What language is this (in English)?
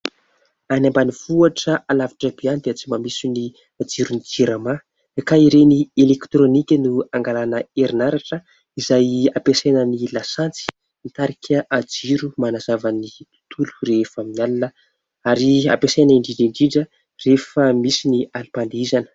Malagasy